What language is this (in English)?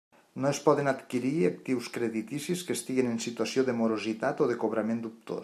Catalan